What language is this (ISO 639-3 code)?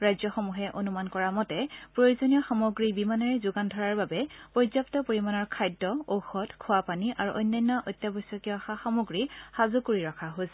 asm